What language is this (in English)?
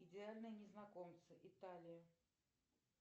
Russian